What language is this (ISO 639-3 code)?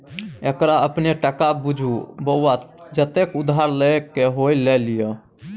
mai